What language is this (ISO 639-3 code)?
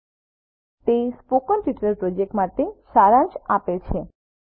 guj